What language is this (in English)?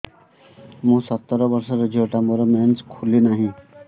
Odia